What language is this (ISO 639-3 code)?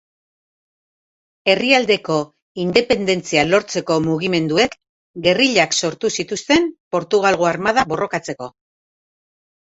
eus